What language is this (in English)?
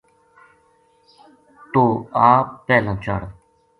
Gujari